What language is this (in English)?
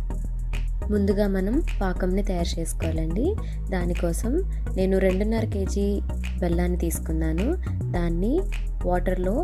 English